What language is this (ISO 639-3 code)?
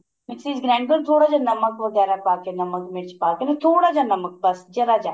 pan